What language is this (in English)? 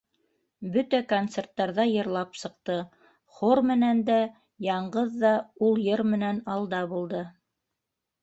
Bashkir